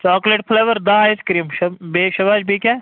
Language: Kashmiri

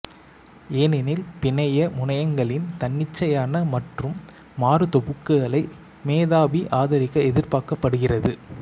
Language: Tamil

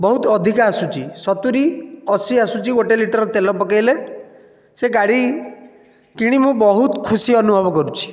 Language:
Odia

